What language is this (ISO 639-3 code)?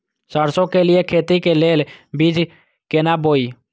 mai